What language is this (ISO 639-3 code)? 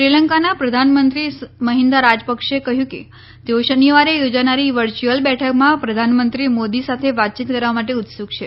guj